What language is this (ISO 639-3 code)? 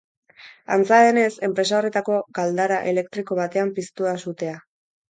eus